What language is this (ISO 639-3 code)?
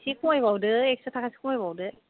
brx